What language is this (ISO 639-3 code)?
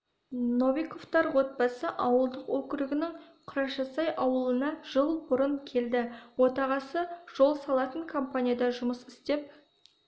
kaz